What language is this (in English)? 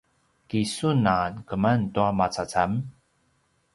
Paiwan